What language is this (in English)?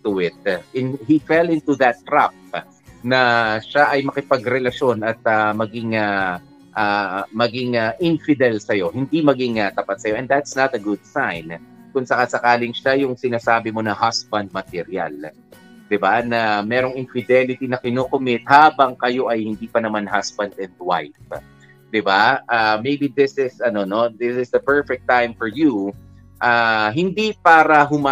Filipino